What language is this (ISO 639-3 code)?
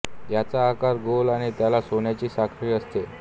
mar